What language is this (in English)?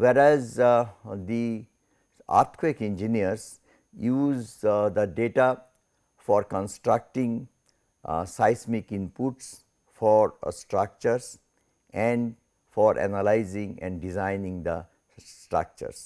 English